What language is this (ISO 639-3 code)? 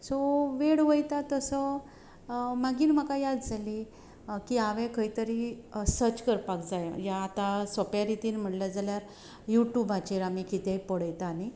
kok